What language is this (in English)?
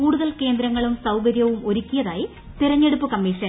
Malayalam